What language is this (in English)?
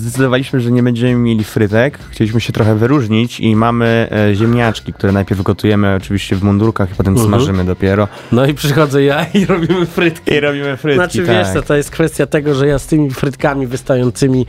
Polish